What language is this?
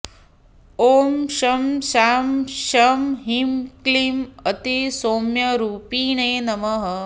Sanskrit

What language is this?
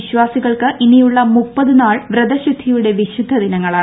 Malayalam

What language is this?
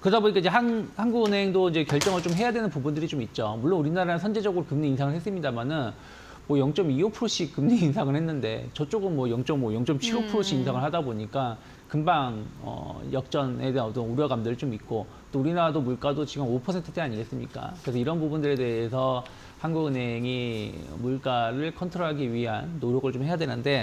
Korean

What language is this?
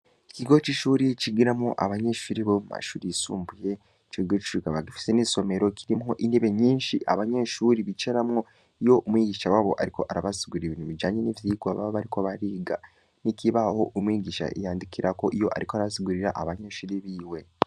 Rundi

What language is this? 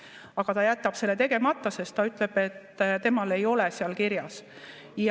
Estonian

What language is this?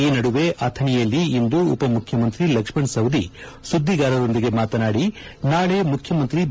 Kannada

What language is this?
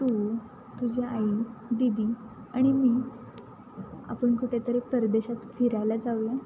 Marathi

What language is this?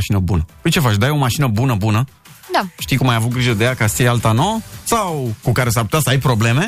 Romanian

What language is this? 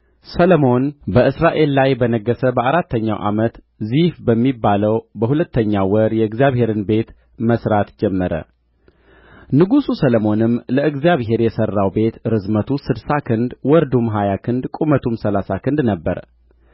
Amharic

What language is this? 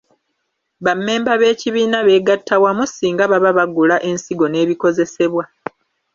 Ganda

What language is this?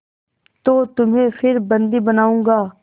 Hindi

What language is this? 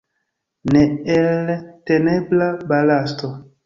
Esperanto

